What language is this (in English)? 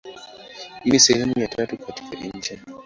Swahili